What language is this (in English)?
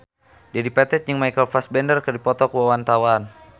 Sundanese